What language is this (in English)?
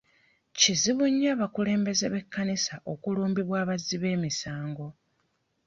Ganda